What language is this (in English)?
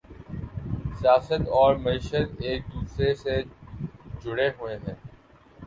Urdu